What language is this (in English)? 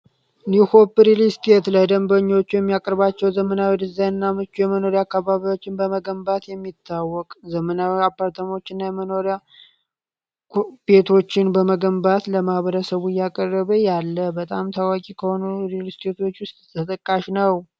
Amharic